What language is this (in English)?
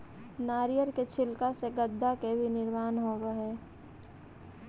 Magahi